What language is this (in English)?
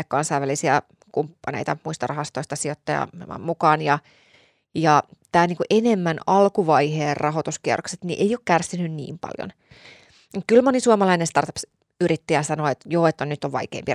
Finnish